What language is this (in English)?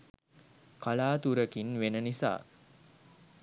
Sinhala